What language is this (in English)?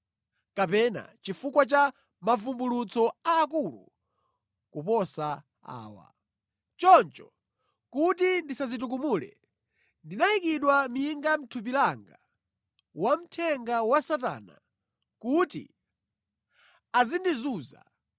Nyanja